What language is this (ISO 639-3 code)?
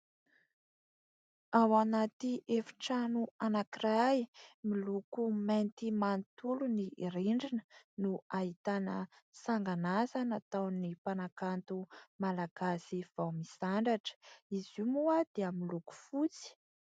mlg